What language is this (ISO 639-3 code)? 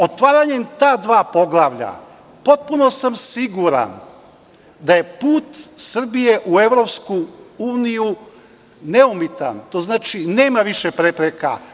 srp